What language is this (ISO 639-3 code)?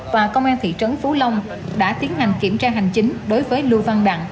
vie